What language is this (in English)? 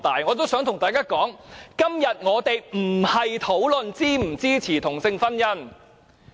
Cantonese